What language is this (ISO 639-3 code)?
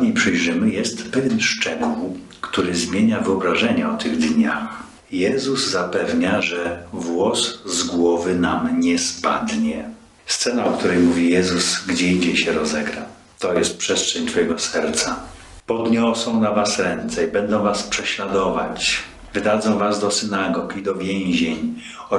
pol